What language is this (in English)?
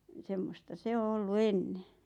Finnish